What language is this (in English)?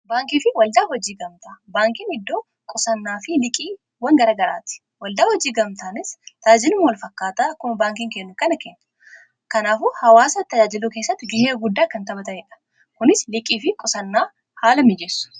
Oromo